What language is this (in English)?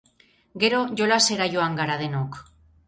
Basque